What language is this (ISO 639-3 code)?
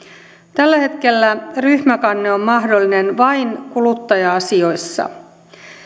fin